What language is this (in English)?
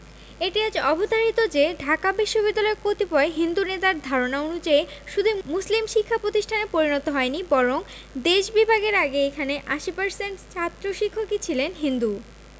Bangla